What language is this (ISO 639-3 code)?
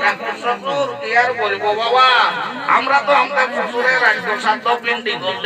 ara